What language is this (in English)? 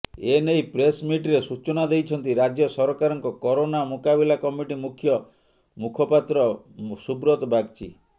Odia